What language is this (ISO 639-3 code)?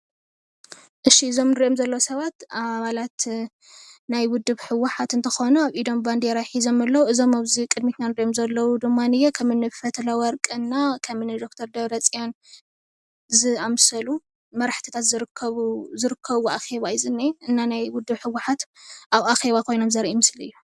tir